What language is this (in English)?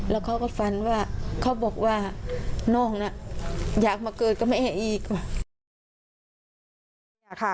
Thai